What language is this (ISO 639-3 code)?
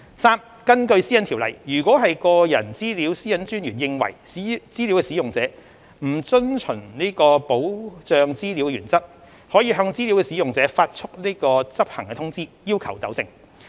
yue